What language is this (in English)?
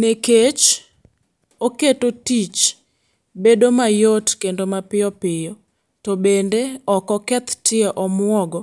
Luo (Kenya and Tanzania)